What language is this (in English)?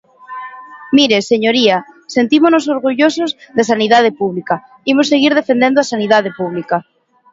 Galician